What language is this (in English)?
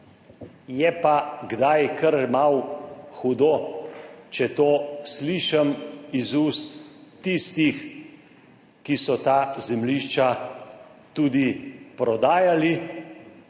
Slovenian